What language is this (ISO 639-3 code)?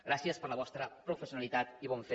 cat